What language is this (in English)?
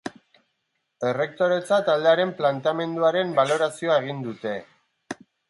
Basque